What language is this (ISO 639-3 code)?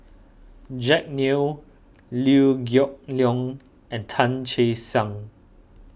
eng